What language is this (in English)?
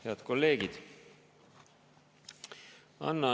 Estonian